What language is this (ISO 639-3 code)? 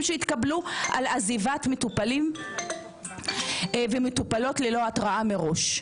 heb